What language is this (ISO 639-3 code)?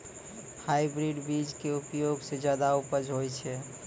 mai